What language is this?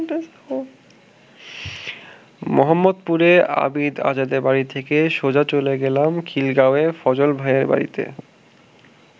Bangla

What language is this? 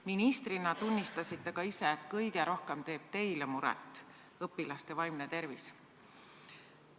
Estonian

